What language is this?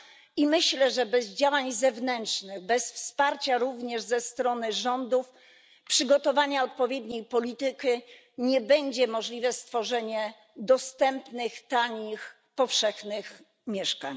Polish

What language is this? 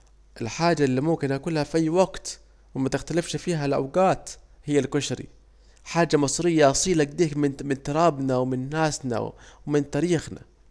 Saidi Arabic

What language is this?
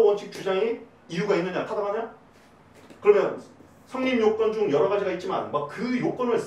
Korean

